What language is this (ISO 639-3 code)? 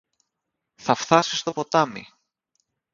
ell